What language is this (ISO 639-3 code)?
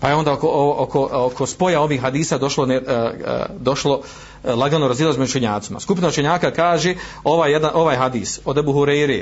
hrv